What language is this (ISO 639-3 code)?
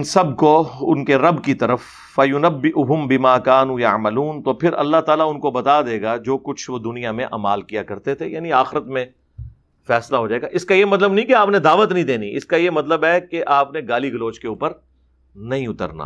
urd